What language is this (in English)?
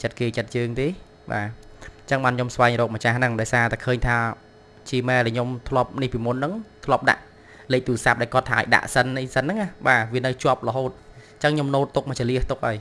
Vietnamese